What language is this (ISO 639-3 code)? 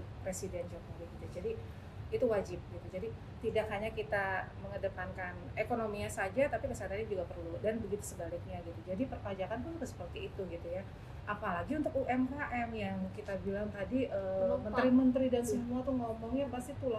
ind